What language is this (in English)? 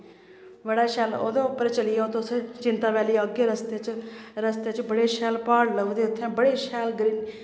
Dogri